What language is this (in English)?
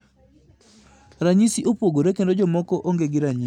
Luo (Kenya and Tanzania)